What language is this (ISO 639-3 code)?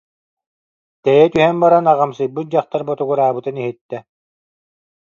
sah